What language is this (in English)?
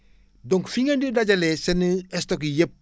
Wolof